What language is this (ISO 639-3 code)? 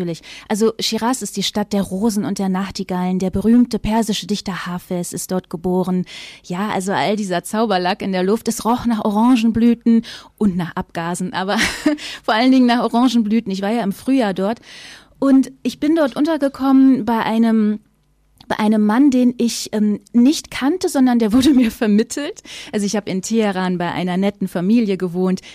deu